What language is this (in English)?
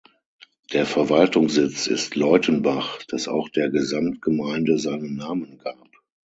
German